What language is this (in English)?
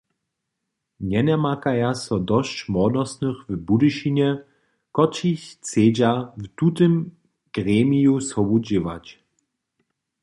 Upper Sorbian